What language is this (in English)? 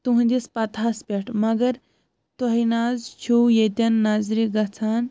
Kashmiri